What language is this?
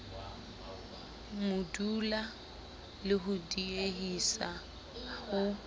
Southern Sotho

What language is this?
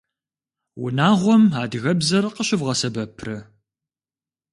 Kabardian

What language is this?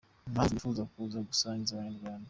Kinyarwanda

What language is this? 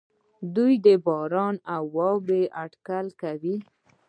Pashto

